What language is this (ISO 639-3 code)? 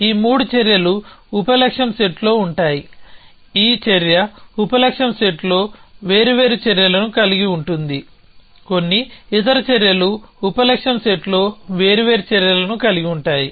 tel